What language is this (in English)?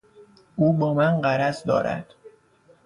Persian